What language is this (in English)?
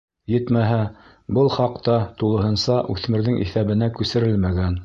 Bashkir